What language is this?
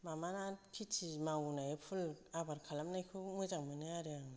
Bodo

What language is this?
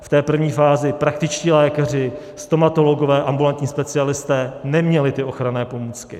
Czech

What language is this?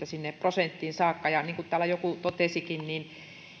Finnish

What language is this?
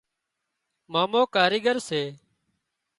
Wadiyara Koli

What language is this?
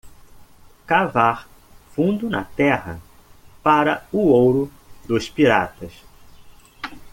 Portuguese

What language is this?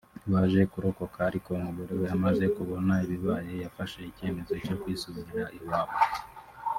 Kinyarwanda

